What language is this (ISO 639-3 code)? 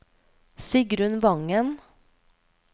nor